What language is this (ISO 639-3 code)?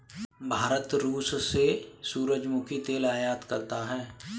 hin